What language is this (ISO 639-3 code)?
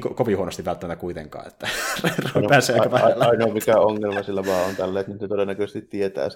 fin